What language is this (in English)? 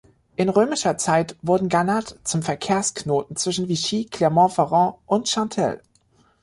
German